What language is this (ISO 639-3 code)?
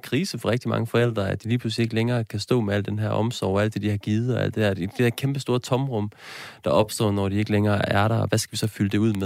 dan